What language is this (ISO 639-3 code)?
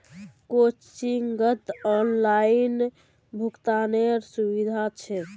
mag